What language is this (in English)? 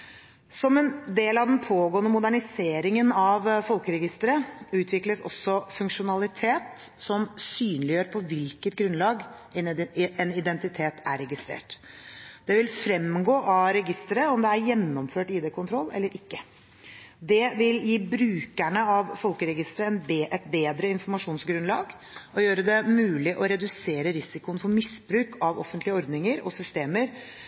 Norwegian Bokmål